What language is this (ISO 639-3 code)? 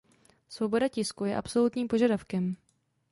ces